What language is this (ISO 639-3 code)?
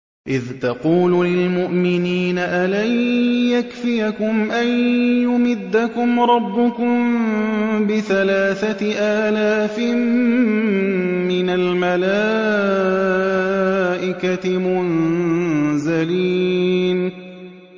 ara